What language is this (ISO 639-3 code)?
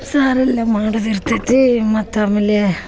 kan